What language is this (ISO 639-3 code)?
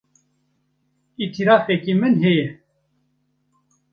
kur